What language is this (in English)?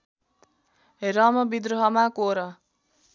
Nepali